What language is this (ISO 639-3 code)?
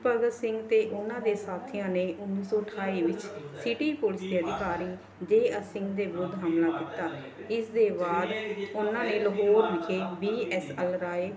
pan